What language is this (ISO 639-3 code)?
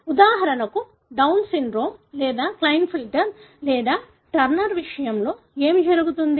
tel